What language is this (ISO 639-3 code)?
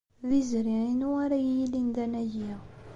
kab